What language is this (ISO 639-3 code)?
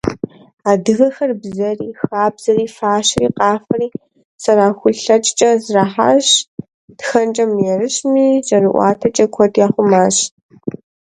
kbd